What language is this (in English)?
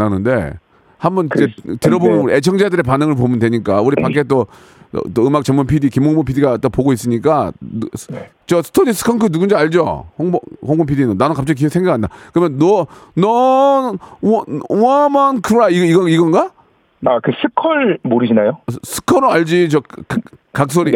Korean